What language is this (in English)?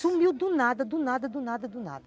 Portuguese